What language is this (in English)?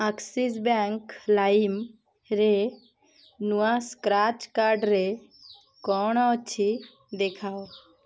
Odia